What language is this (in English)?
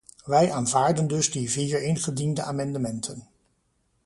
Dutch